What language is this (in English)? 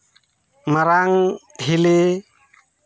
Santali